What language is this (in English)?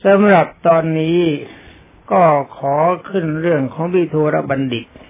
Thai